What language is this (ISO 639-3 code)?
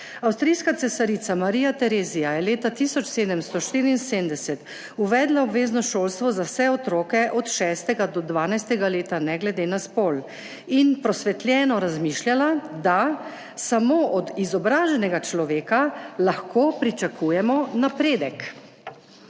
slv